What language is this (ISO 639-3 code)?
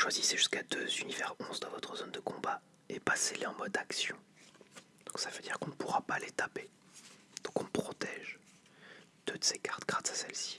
fra